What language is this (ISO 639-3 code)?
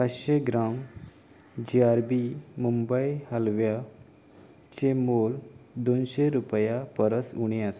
kok